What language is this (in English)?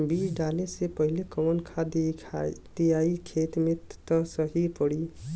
Bhojpuri